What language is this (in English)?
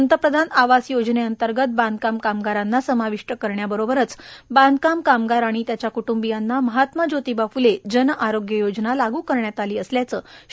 Marathi